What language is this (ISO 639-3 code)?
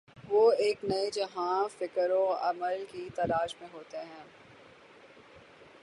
urd